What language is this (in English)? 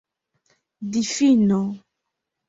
Esperanto